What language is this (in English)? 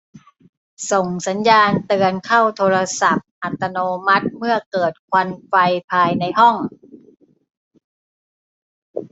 Thai